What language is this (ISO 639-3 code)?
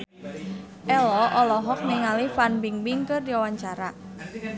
sun